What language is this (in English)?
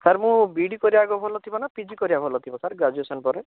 Odia